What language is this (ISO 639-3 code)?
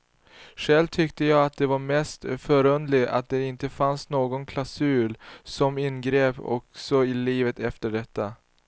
swe